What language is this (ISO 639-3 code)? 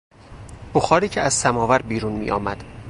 fas